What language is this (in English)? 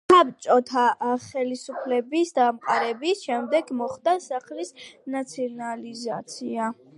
Georgian